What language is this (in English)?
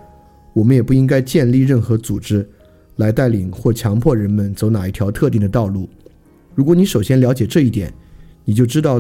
Chinese